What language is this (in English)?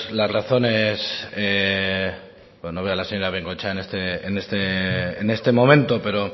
Spanish